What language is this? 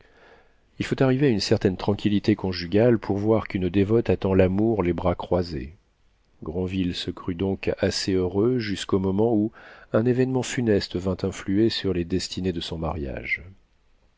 French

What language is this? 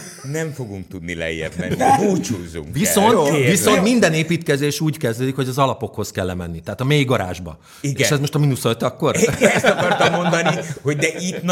Hungarian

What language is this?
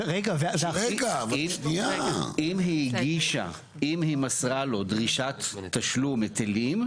Hebrew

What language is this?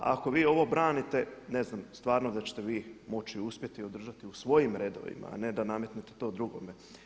Croatian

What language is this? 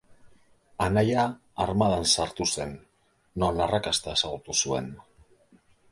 Basque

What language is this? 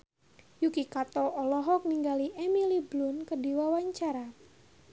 Sundanese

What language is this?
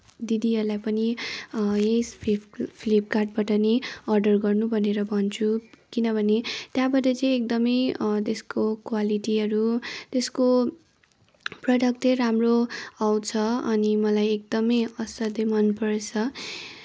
Nepali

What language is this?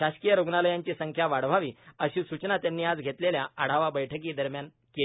Marathi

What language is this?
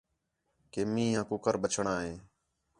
Khetrani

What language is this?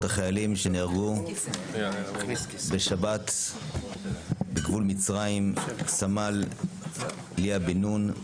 Hebrew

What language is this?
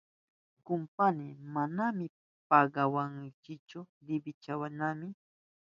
Southern Pastaza Quechua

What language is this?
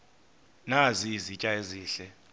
Xhosa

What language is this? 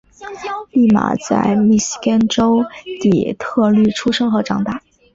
Chinese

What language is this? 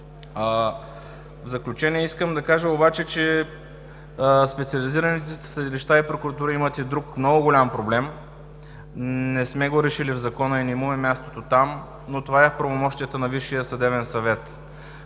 Bulgarian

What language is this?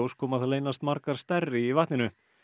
Icelandic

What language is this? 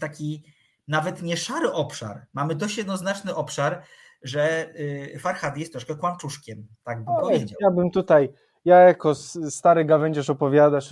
Polish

